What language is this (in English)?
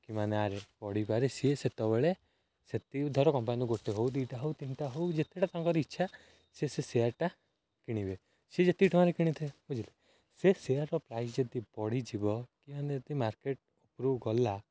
Odia